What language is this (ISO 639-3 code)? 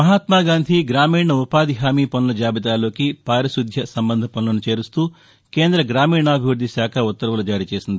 tel